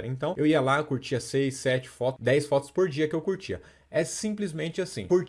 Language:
Portuguese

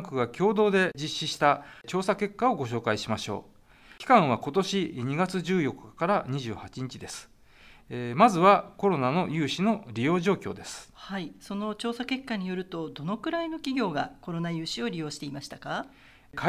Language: Japanese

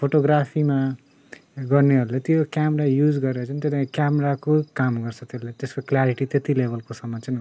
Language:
Nepali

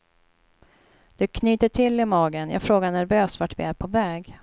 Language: Swedish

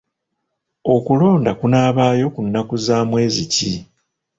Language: Ganda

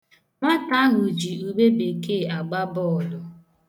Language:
Igbo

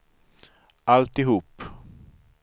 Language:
Swedish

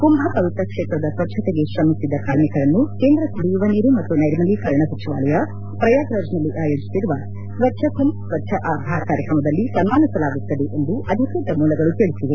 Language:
Kannada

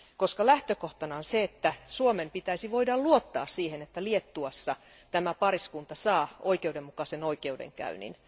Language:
Finnish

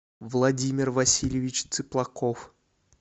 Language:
Russian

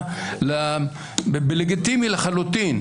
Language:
Hebrew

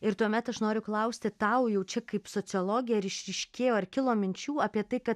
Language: Lithuanian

